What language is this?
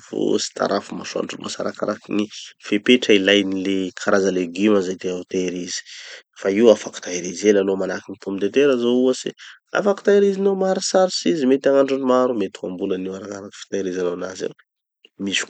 Tanosy Malagasy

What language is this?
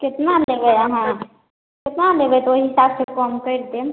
Maithili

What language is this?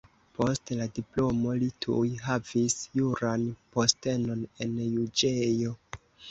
Esperanto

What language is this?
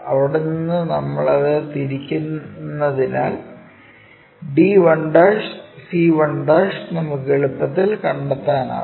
Malayalam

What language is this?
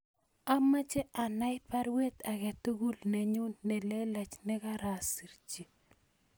Kalenjin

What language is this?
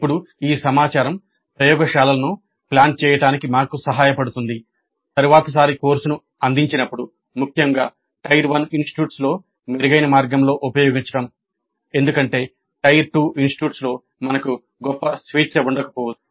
Telugu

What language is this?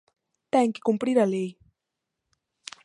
Galician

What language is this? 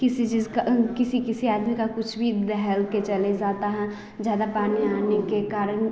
Hindi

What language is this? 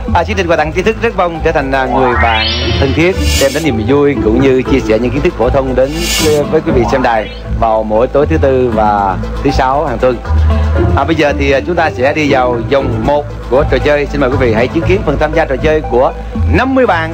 Vietnamese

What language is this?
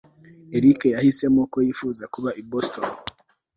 Kinyarwanda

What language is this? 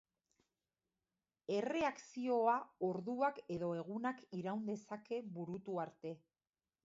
Basque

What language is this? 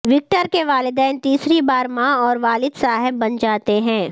Urdu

